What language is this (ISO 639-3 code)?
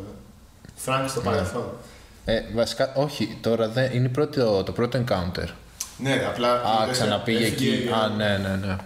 ell